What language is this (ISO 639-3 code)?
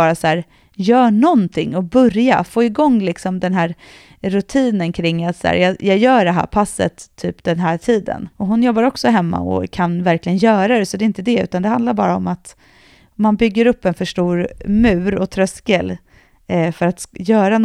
swe